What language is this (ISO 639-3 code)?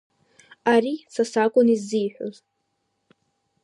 abk